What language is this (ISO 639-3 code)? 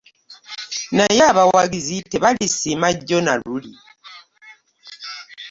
lug